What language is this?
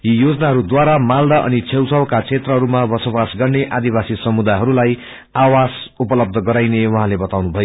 Nepali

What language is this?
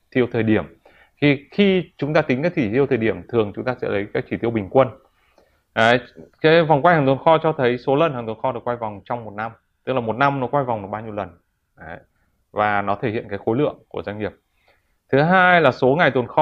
Vietnamese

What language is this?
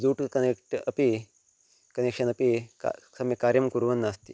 Sanskrit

